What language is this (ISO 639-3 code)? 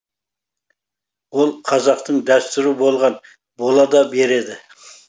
kaz